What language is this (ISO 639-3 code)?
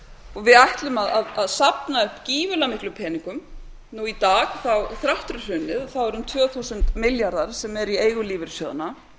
isl